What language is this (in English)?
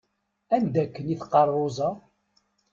Kabyle